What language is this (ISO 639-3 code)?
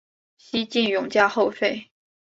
zho